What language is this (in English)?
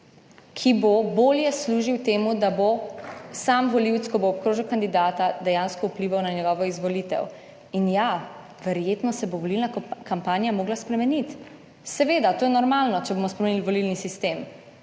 Slovenian